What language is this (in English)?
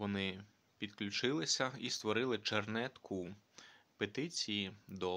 Ukrainian